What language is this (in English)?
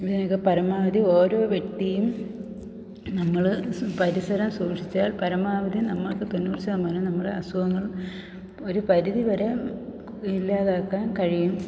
Malayalam